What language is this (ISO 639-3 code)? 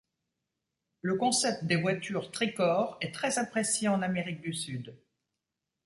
fra